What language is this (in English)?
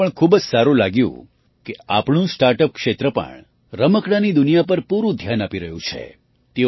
Gujarati